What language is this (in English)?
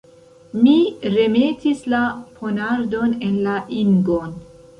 Esperanto